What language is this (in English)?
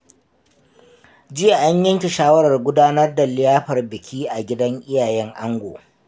Hausa